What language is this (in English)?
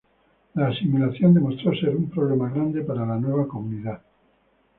Spanish